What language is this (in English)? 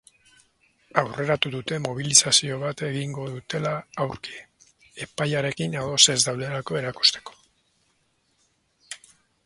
Basque